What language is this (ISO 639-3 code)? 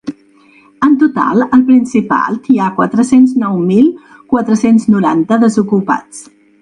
cat